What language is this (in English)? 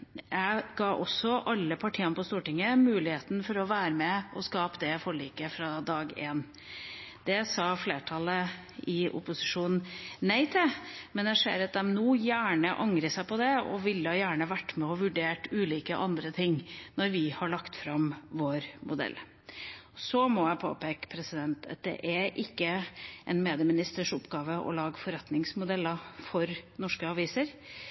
Norwegian Bokmål